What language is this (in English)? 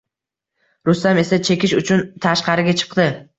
Uzbek